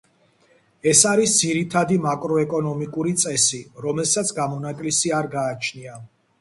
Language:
Georgian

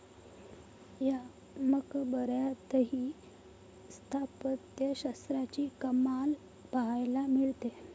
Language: Marathi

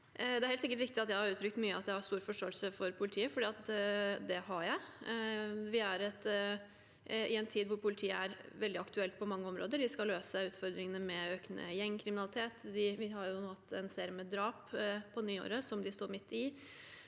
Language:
Norwegian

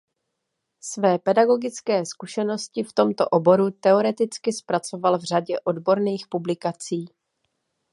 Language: Czech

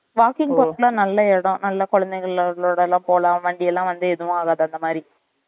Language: Tamil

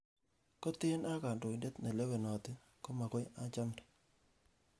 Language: Kalenjin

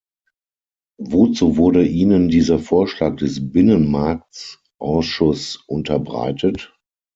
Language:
German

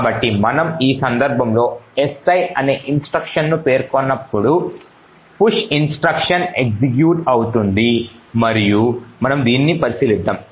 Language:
Telugu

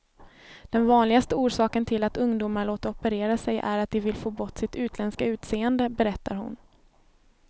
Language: Swedish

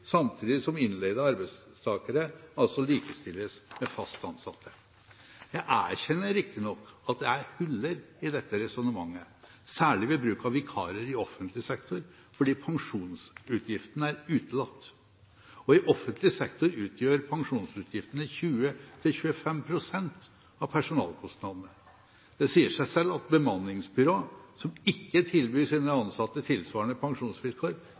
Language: Norwegian Bokmål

